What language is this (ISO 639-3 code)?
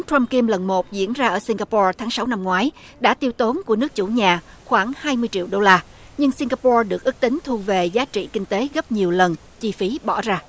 vie